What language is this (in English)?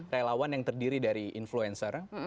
Indonesian